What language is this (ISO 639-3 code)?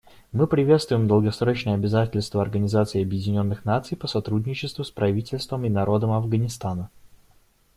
rus